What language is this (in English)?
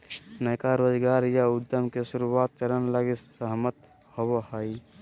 Magahi